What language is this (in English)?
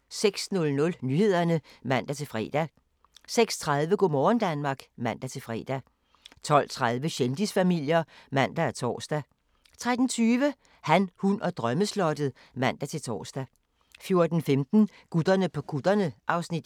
Danish